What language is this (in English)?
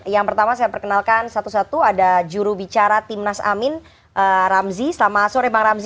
Indonesian